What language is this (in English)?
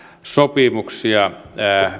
Finnish